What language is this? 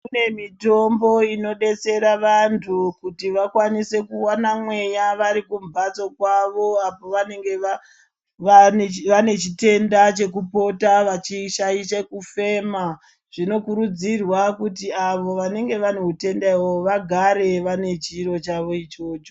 Ndau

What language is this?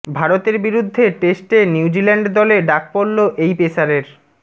Bangla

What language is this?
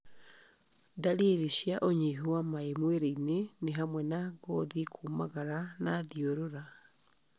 Kikuyu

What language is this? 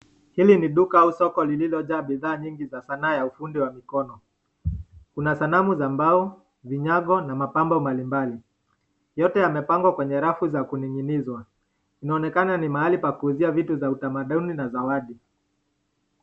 Swahili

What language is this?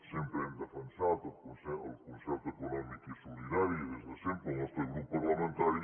Catalan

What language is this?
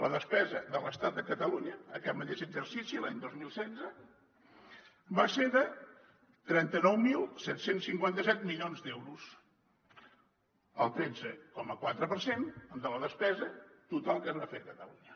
Catalan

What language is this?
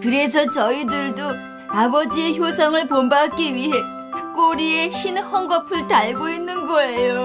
Korean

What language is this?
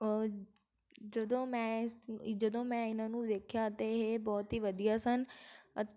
Punjabi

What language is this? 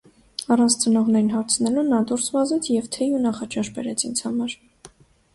Armenian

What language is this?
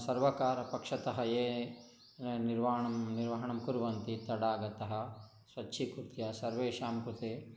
Sanskrit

